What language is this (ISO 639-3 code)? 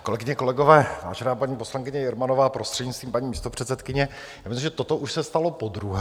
ces